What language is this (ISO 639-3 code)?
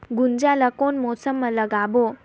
hne